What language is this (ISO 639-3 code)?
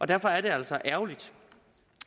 dan